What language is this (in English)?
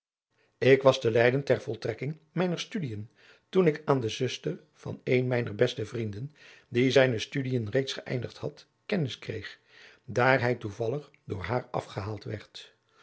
Dutch